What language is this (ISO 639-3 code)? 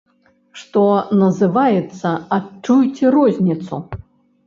bel